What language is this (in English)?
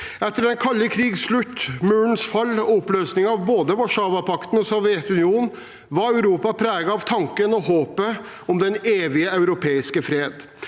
Norwegian